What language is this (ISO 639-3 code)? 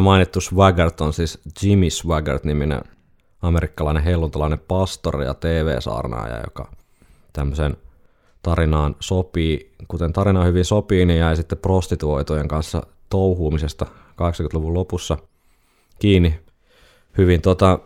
fin